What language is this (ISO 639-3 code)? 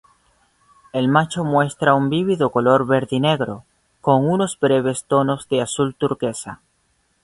spa